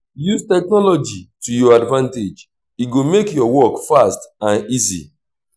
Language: Nigerian Pidgin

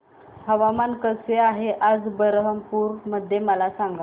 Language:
Marathi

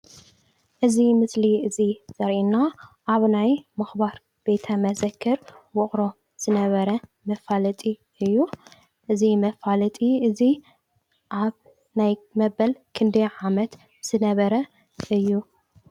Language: Tigrinya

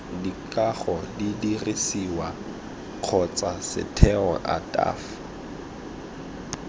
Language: Tswana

